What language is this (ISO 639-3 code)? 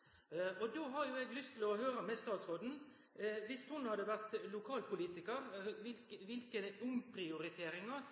nno